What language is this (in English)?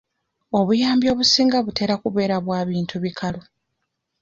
Ganda